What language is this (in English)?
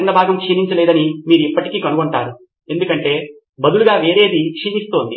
Telugu